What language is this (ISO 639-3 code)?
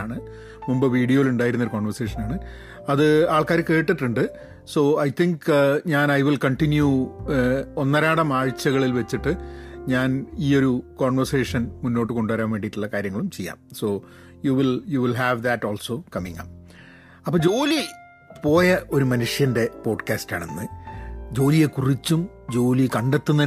mal